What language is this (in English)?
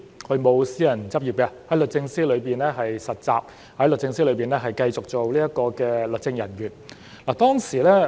Cantonese